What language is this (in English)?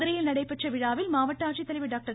Tamil